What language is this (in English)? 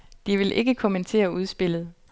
Danish